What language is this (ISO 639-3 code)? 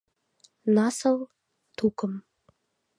chm